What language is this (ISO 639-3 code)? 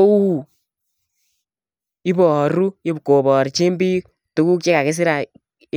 kln